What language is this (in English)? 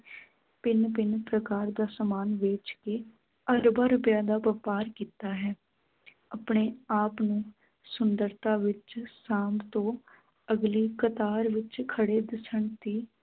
Punjabi